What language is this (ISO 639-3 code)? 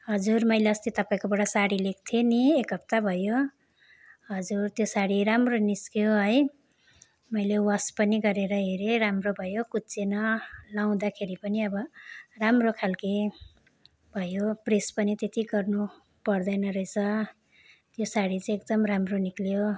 nep